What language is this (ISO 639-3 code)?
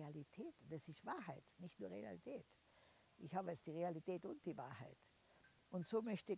deu